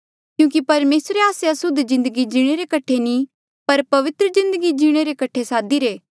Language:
Mandeali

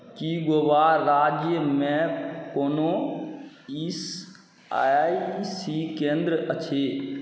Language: Maithili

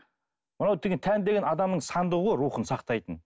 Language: Kazakh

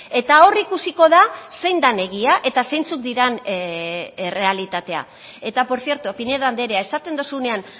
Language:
Basque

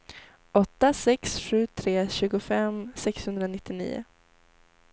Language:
Swedish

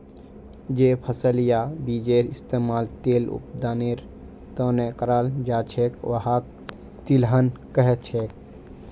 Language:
Magahi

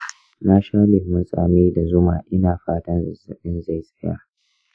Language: Hausa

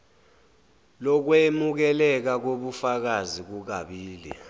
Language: Zulu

